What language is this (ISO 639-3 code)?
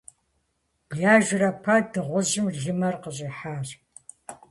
kbd